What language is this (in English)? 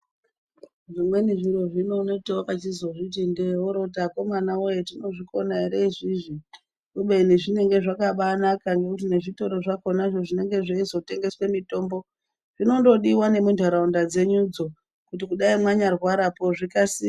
Ndau